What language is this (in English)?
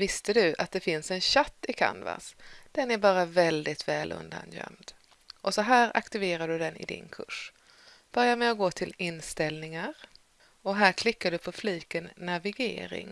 Swedish